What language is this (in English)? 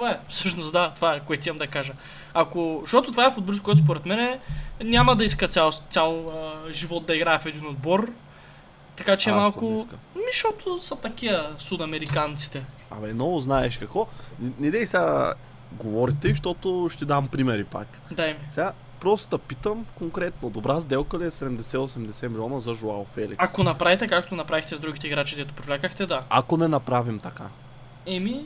Bulgarian